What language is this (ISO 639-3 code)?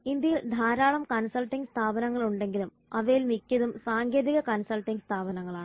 mal